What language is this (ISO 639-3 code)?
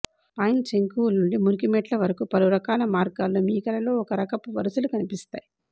tel